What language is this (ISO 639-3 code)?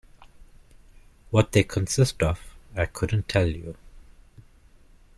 eng